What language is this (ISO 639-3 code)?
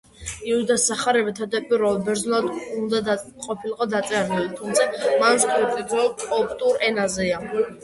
kat